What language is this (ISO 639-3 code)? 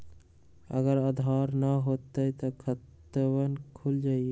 mag